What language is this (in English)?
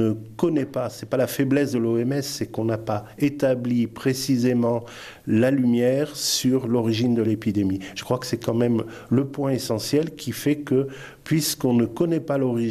French